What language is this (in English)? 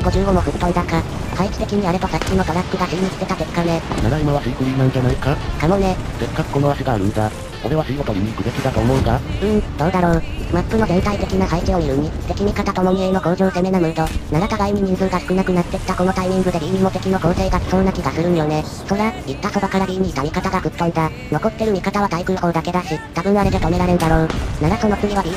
Japanese